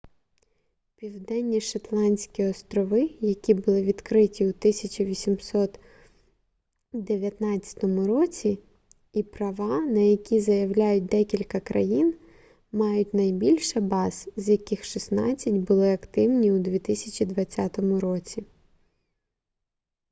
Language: Ukrainian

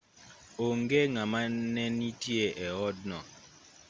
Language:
Luo (Kenya and Tanzania)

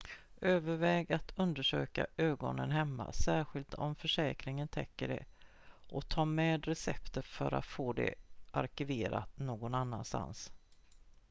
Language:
Swedish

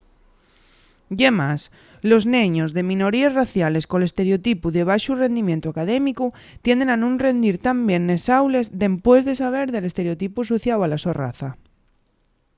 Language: Asturian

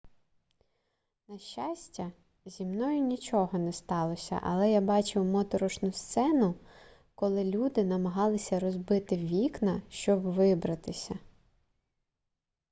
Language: Ukrainian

